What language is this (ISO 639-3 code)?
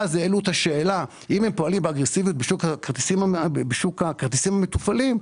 heb